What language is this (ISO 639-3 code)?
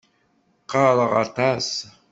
kab